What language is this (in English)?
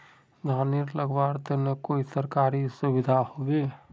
Magahi